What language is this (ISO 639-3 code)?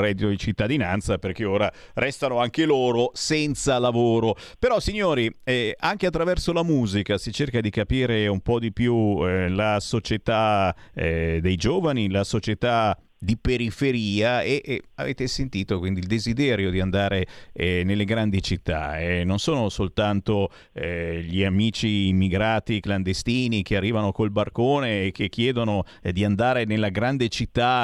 ita